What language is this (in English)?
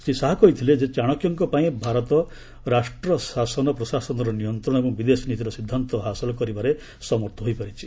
Odia